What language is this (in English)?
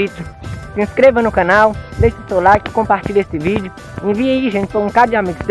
Portuguese